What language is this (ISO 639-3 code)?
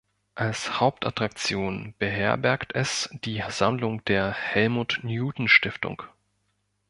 deu